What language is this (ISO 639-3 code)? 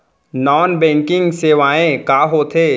hne